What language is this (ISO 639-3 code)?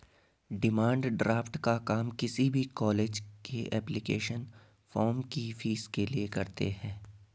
hin